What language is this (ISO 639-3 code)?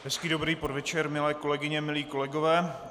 ces